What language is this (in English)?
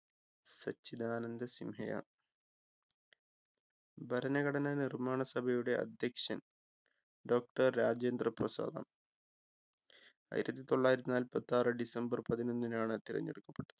Malayalam